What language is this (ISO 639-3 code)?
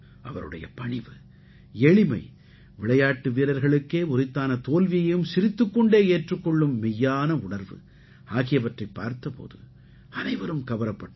tam